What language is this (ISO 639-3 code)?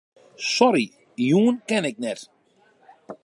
fry